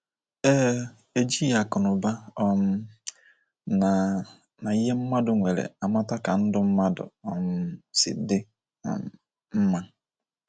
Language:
Igbo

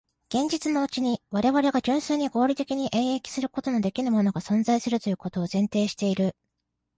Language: Japanese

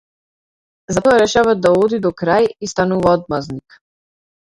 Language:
Macedonian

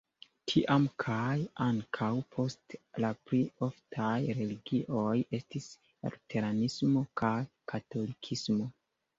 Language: Esperanto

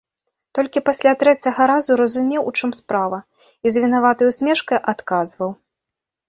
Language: Belarusian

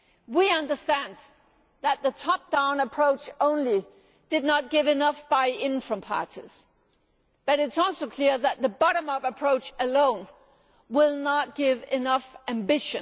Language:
English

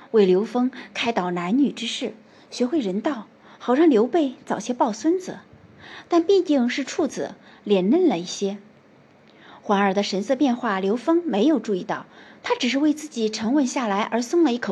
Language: Chinese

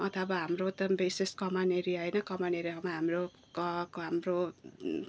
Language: Nepali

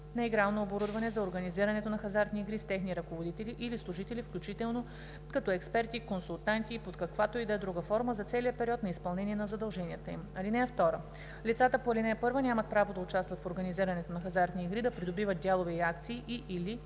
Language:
Bulgarian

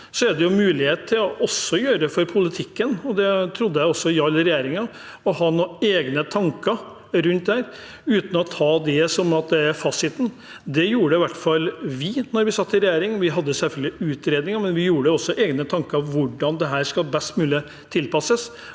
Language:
Norwegian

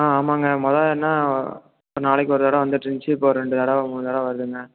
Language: Tamil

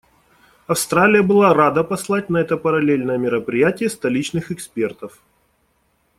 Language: Russian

